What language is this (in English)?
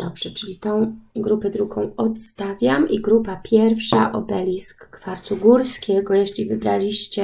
Polish